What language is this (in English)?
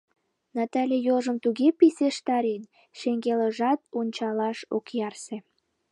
Mari